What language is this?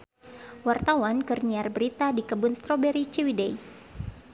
Sundanese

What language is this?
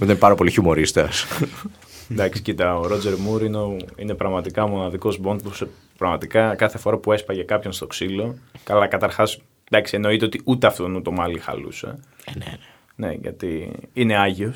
Greek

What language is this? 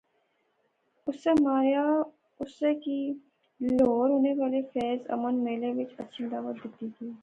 Pahari-Potwari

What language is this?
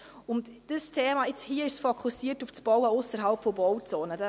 Swiss German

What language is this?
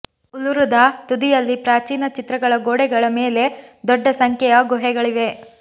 Kannada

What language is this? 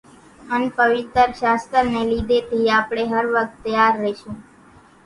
Kachi Koli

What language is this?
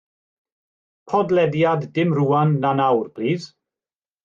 Welsh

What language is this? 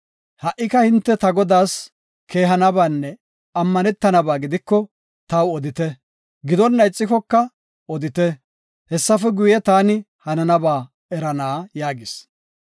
Gofa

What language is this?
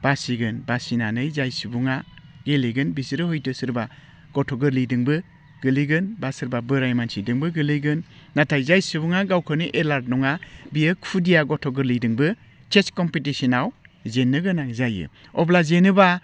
Bodo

